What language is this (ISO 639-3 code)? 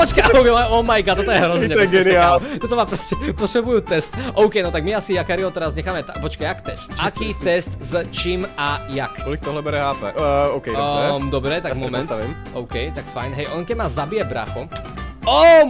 ces